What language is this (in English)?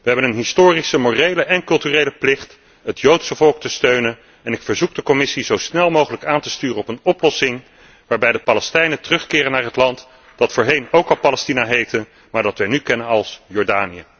Dutch